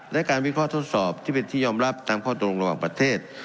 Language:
Thai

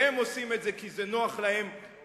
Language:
Hebrew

